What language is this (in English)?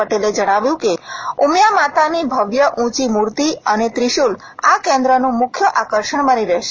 Gujarati